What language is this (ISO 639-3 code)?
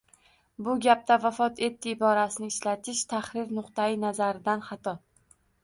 uzb